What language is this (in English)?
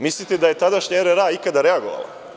Serbian